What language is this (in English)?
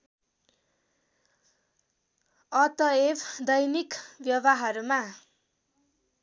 Nepali